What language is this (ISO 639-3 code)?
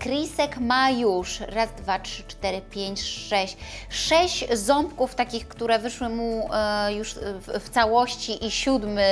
pol